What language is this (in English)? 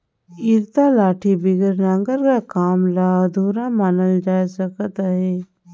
Chhattisgarhi